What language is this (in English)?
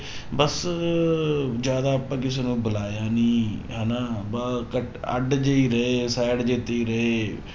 Punjabi